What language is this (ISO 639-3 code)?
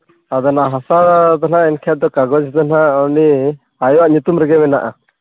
sat